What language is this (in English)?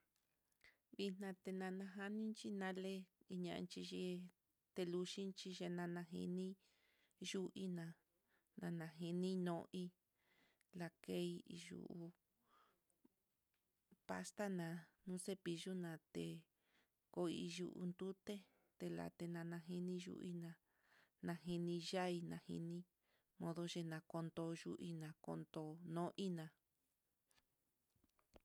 Mitlatongo Mixtec